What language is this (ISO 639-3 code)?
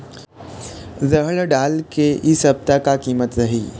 hne